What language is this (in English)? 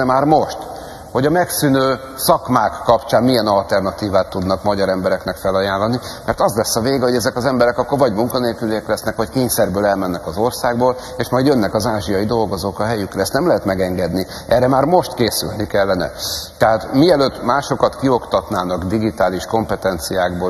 Hungarian